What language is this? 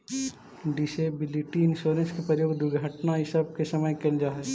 Magahi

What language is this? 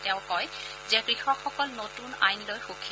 Assamese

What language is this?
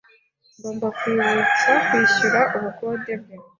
Kinyarwanda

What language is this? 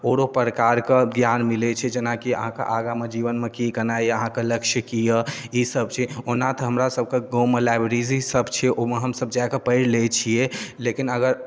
Maithili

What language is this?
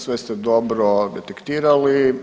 Croatian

